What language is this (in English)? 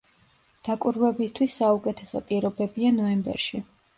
Georgian